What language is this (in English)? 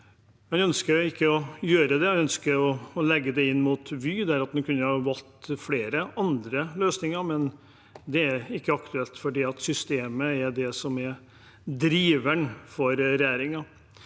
Norwegian